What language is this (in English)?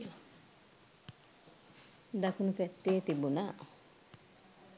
Sinhala